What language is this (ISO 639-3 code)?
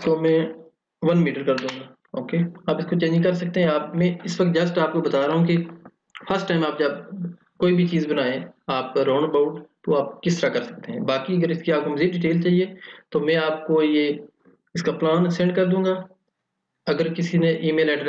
hin